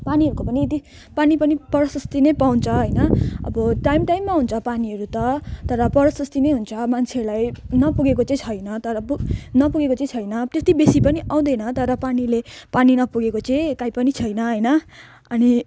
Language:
Nepali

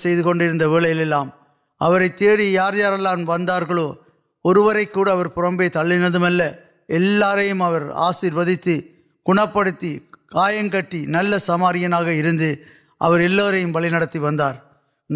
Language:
Urdu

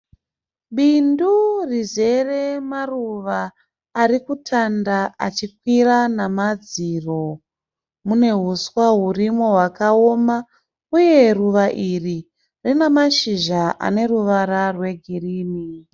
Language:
Shona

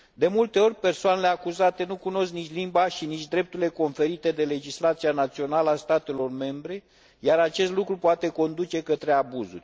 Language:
Romanian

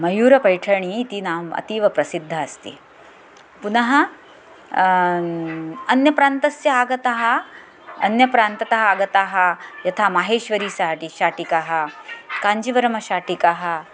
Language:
Sanskrit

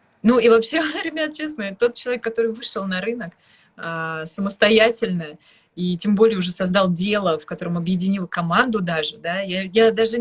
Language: Russian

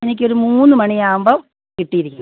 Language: Malayalam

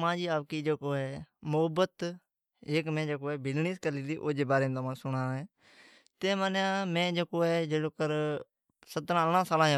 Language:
Od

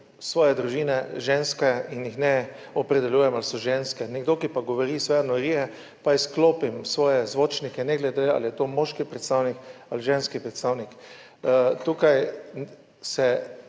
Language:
Slovenian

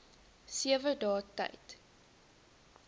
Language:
Afrikaans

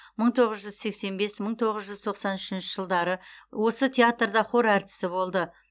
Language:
Kazakh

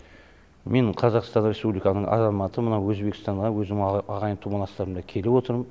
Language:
Kazakh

